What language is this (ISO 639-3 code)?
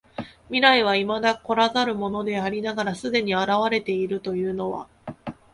jpn